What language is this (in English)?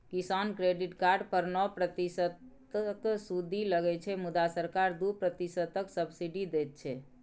Maithili